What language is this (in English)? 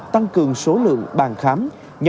Vietnamese